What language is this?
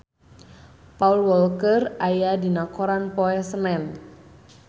Sundanese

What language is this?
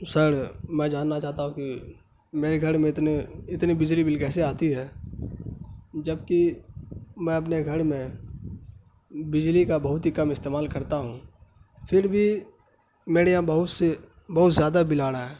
Urdu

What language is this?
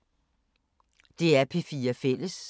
Danish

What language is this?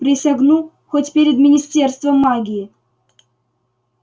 Russian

